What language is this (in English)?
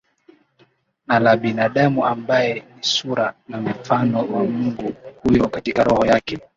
Swahili